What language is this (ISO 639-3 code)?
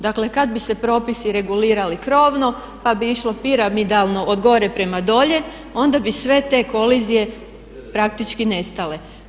hrv